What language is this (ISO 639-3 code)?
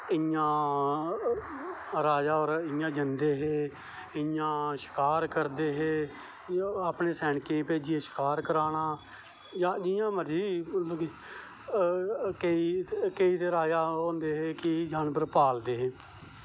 doi